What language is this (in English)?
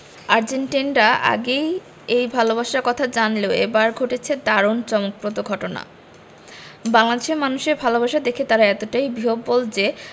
Bangla